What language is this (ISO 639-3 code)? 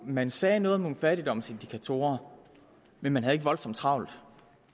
dan